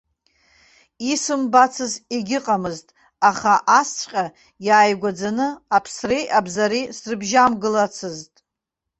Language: Abkhazian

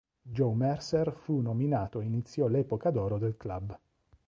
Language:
Italian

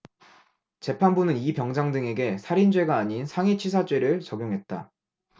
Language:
Korean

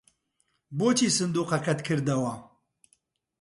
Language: Central Kurdish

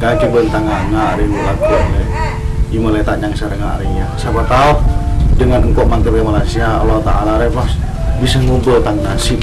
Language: Indonesian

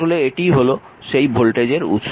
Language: Bangla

